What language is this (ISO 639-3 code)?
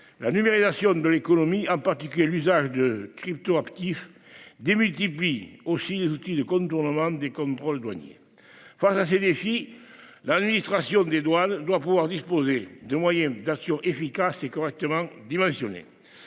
fra